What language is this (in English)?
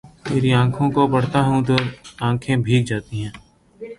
Urdu